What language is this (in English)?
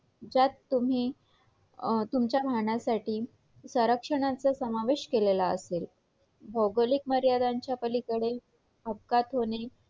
Marathi